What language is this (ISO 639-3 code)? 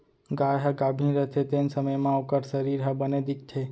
hne